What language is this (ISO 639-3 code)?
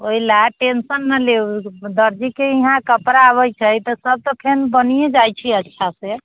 mai